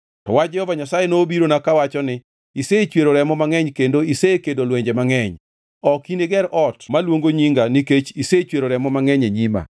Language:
Luo (Kenya and Tanzania)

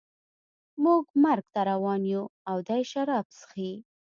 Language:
Pashto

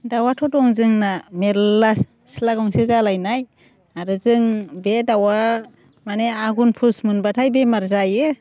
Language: Bodo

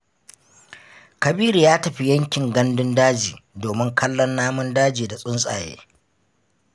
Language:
Hausa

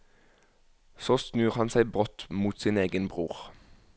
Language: Norwegian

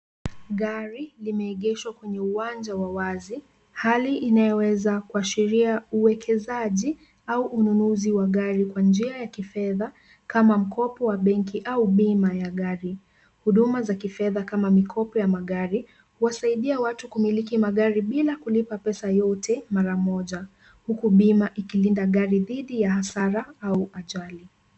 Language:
Swahili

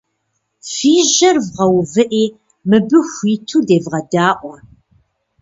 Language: Kabardian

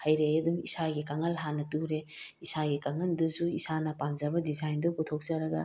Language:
Manipuri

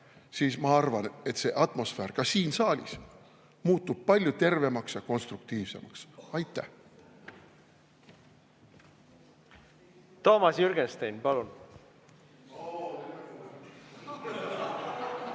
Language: Estonian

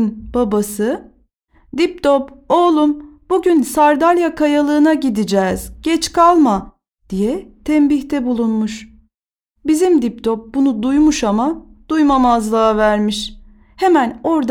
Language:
Turkish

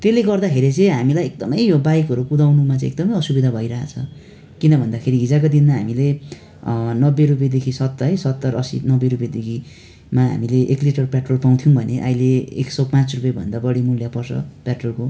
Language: Nepali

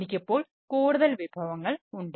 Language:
Malayalam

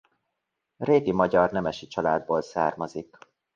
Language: Hungarian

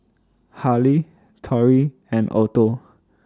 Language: English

